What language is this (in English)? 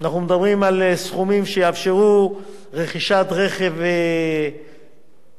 Hebrew